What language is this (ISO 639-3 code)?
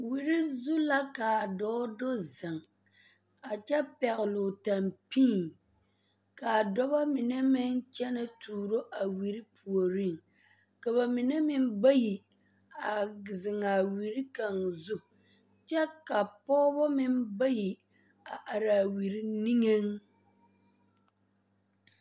dga